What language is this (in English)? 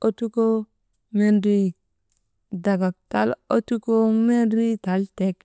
Maba